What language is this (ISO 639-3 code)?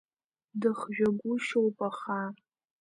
abk